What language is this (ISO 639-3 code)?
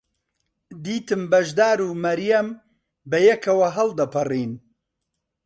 ckb